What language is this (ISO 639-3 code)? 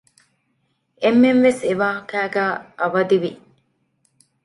div